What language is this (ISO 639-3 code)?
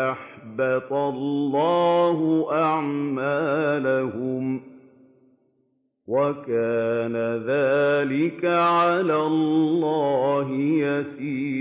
ara